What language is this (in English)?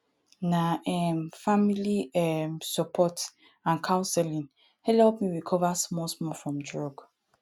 Nigerian Pidgin